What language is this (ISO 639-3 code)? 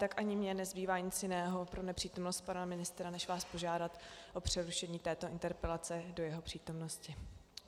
ces